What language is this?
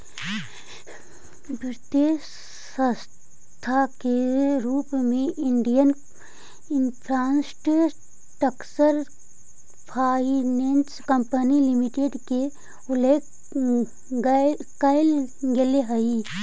Magahi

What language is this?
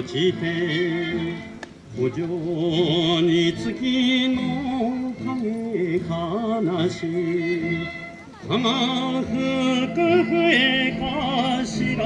Japanese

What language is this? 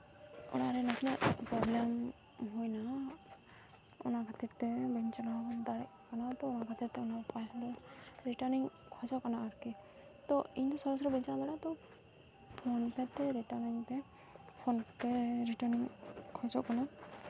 Santali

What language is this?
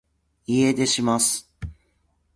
Japanese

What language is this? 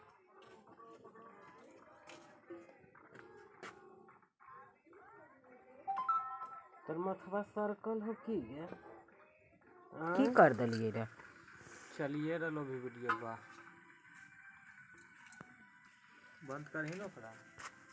Maithili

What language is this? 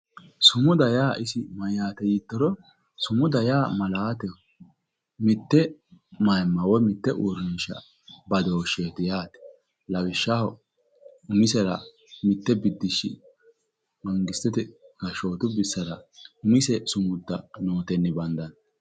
Sidamo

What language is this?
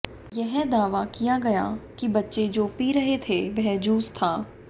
Hindi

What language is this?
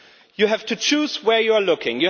English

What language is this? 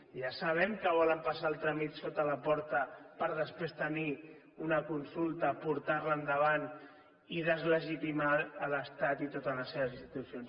Catalan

